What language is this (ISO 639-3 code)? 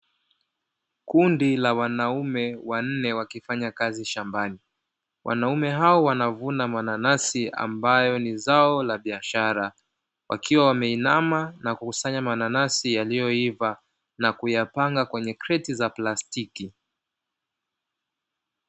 swa